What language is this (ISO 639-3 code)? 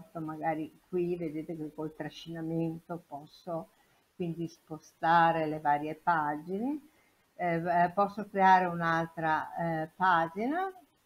ita